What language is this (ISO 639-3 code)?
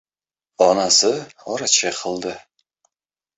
uzb